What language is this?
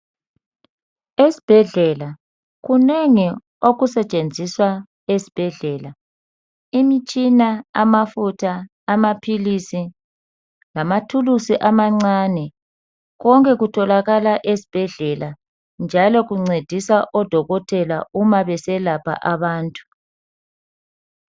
North Ndebele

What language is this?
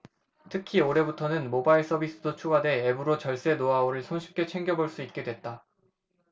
Korean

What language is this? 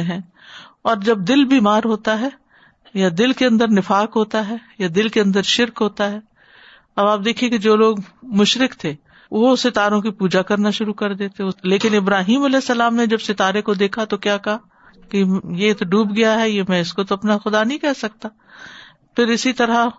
Urdu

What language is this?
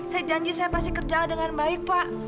Indonesian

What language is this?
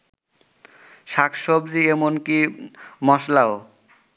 Bangla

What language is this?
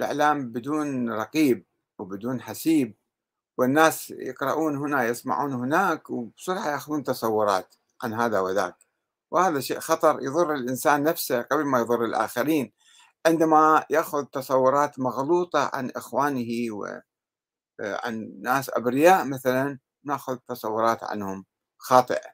Arabic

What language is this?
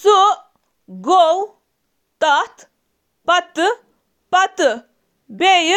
Kashmiri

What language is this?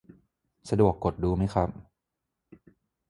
Thai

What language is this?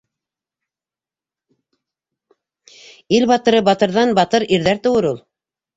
Bashkir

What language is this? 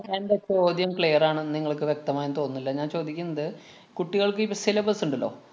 Malayalam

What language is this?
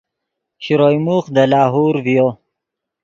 Yidgha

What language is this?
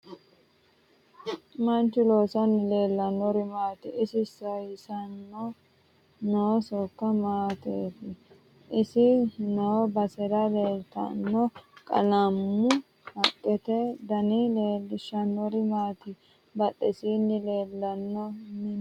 Sidamo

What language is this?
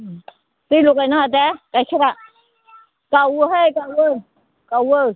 Bodo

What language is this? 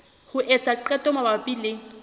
Southern Sotho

